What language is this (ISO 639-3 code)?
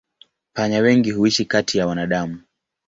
swa